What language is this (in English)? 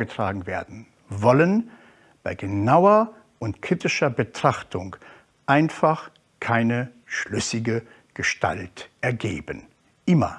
German